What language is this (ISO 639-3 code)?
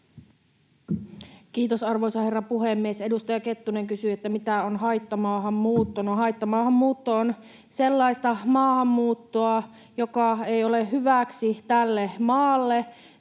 fin